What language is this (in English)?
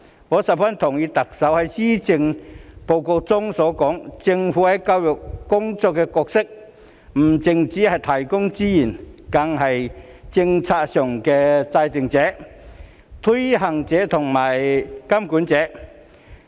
Cantonese